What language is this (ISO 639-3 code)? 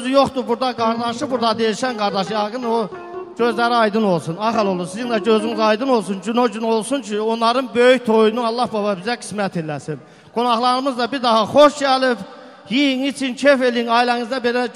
ara